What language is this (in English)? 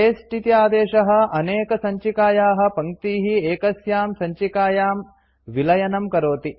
Sanskrit